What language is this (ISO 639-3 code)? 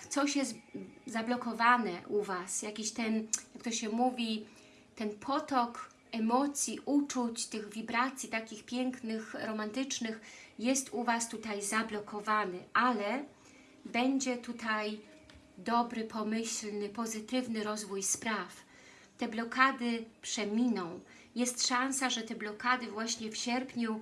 pol